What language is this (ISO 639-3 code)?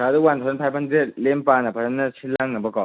mni